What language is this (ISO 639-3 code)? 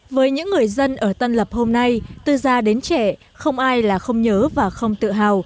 vie